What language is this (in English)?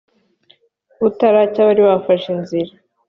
Kinyarwanda